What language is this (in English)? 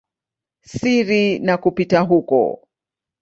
Swahili